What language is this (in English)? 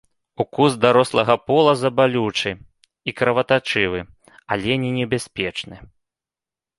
Belarusian